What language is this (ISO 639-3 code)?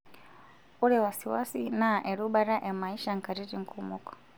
mas